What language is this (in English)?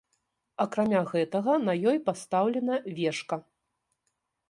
Belarusian